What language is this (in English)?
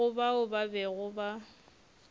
Northern Sotho